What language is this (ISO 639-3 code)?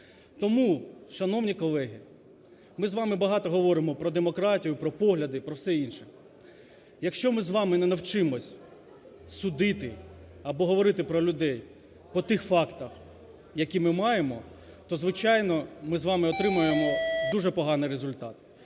ukr